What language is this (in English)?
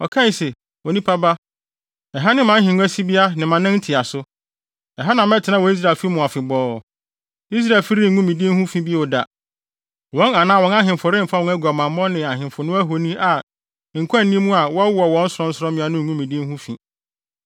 Akan